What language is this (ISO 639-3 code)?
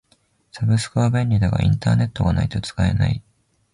jpn